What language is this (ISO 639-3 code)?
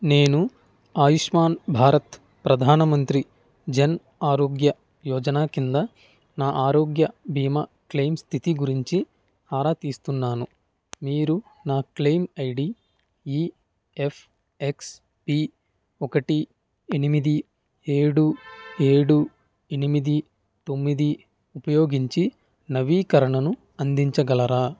tel